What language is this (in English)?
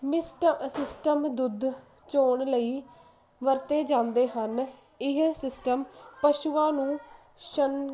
Punjabi